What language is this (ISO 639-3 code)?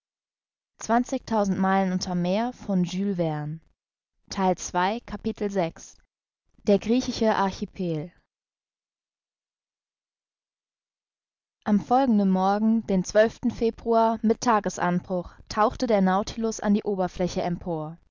deu